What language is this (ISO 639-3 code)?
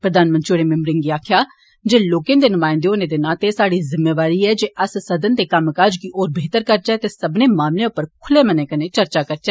doi